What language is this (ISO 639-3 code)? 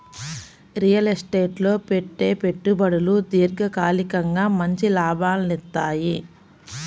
tel